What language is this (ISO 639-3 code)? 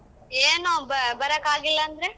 kan